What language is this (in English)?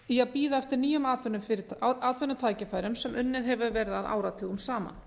Icelandic